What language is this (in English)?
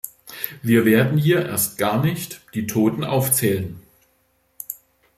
German